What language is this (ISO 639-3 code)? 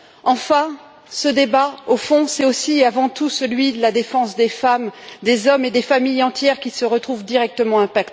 fra